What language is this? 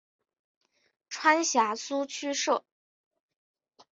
Chinese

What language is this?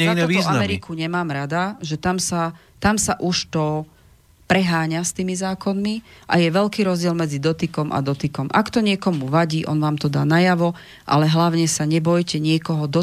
Slovak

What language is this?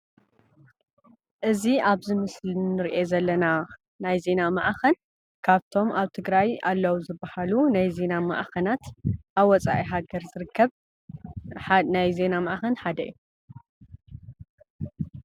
Tigrinya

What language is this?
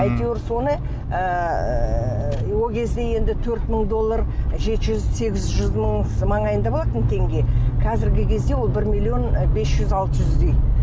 Kazakh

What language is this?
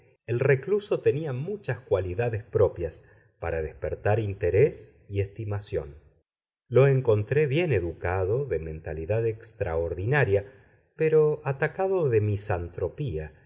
Spanish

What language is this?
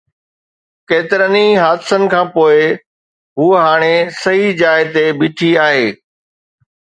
Sindhi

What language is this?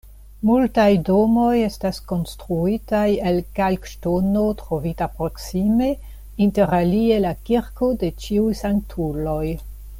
Esperanto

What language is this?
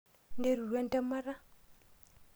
Masai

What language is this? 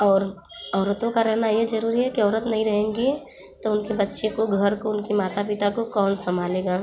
Hindi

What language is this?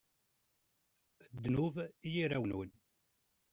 Kabyle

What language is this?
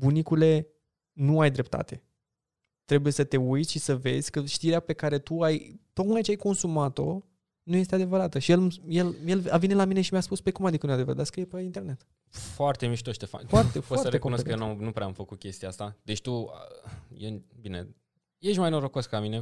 Romanian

